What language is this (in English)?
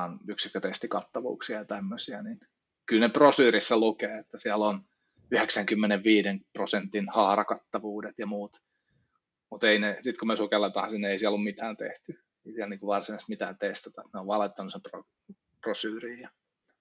Finnish